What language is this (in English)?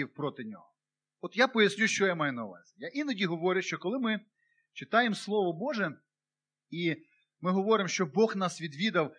Ukrainian